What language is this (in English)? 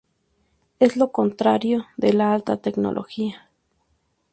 Spanish